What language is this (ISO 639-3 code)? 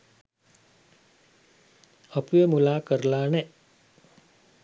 sin